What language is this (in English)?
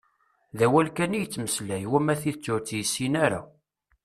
Kabyle